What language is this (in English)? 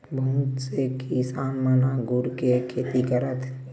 Chhattisgarhi